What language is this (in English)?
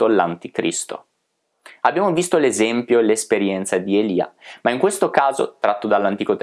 Italian